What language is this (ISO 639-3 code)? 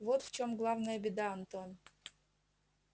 rus